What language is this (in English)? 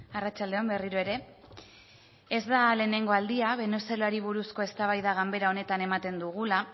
Basque